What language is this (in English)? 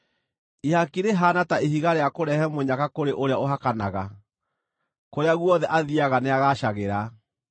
Kikuyu